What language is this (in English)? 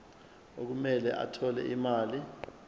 Zulu